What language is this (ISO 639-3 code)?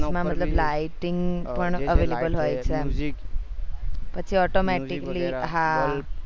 guj